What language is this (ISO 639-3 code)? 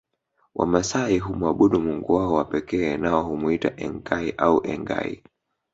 swa